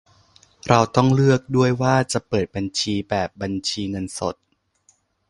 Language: Thai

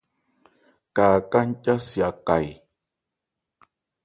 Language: Ebrié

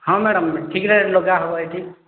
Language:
Odia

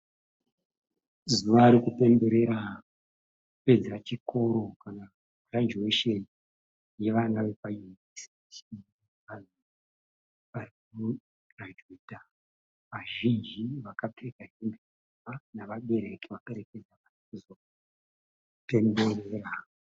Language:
Shona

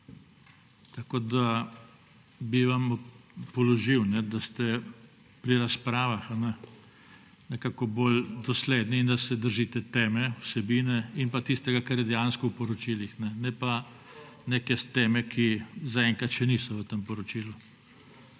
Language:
Slovenian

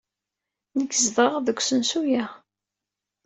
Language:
Kabyle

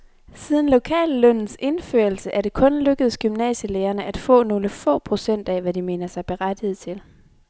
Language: Danish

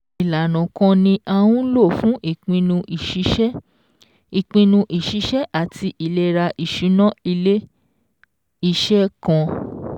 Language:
Yoruba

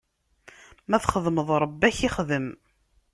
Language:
Kabyle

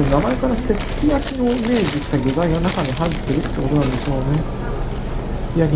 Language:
Japanese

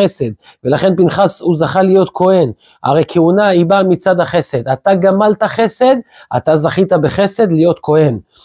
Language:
Hebrew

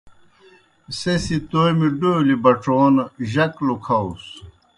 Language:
Kohistani Shina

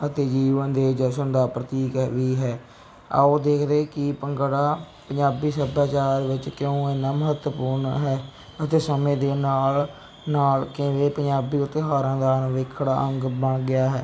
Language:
Punjabi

